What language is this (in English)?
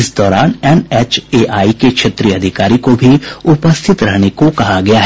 Hindi